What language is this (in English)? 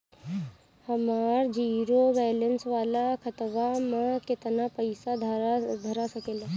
Bhojpuri